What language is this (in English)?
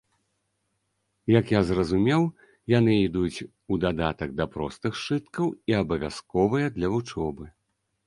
Belarusian